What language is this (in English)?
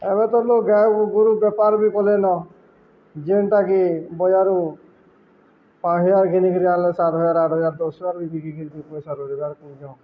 Odia